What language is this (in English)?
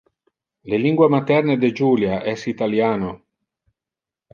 Interlingua